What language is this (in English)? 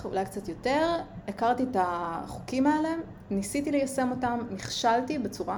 Hebrew